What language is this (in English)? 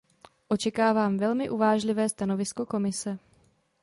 Czech